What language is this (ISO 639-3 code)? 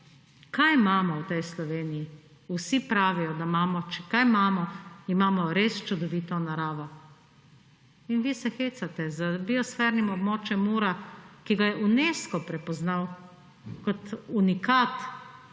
slv